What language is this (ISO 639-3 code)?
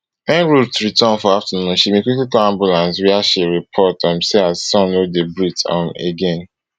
pcm